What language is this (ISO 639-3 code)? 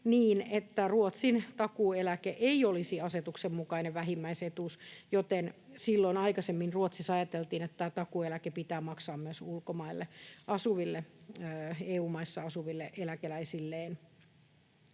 fin